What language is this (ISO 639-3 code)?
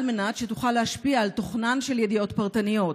heb